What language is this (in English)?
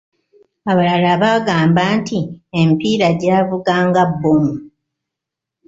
Ganda